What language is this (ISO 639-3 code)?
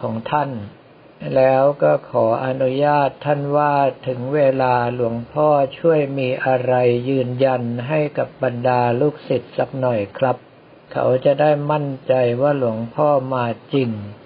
tha